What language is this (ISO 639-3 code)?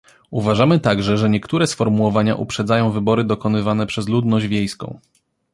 pol